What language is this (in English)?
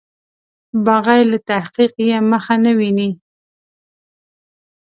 Pashto